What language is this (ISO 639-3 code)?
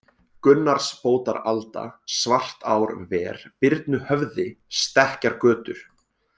isl